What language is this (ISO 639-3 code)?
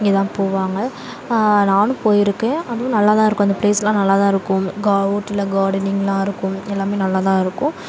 tam